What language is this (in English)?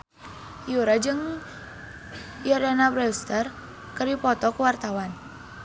Sundanese